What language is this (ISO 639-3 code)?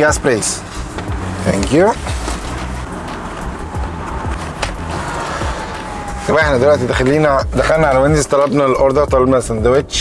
ara